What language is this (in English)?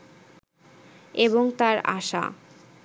Bangla